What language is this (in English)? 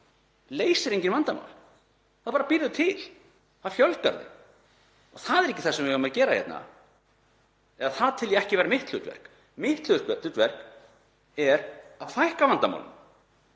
Icelandic